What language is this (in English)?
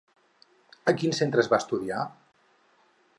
Catalan